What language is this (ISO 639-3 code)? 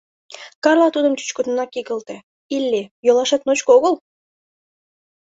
chm